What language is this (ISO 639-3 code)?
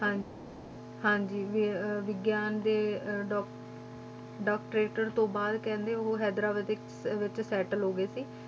pan